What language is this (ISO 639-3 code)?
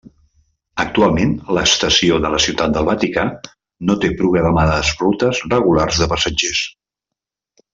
cat